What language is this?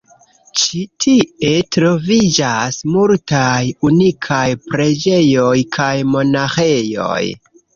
Esperanto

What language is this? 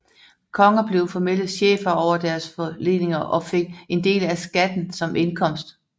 Danish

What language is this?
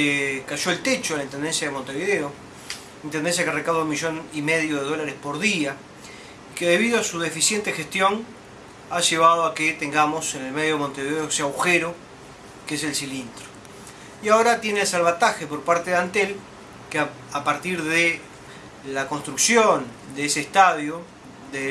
Spanish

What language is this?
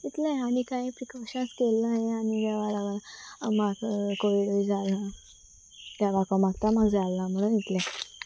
Konkani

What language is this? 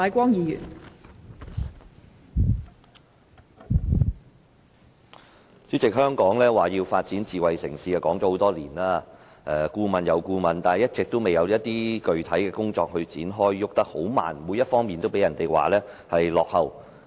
Cantonese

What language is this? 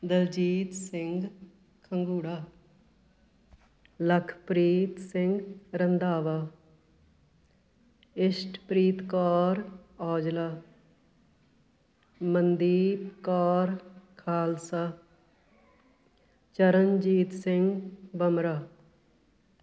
Punjabi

